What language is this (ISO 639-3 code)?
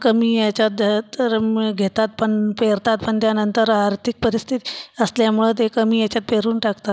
mar